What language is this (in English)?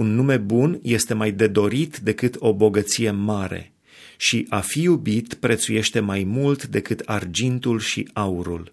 Romanian